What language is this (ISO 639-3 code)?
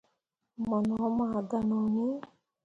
mua